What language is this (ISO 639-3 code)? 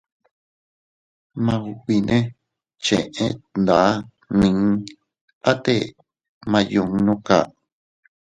cut